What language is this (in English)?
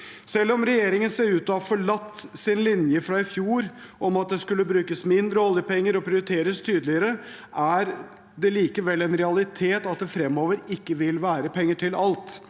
Norwegian